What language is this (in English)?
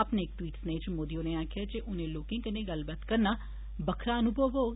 Dogri